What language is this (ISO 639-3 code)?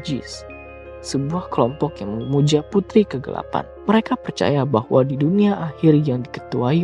ind